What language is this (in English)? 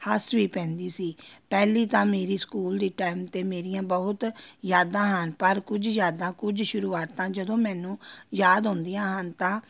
Punjabi